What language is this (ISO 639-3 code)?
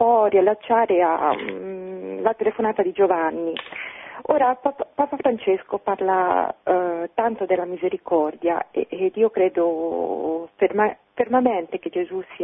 ita